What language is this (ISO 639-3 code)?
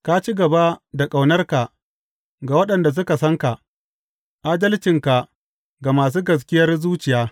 hau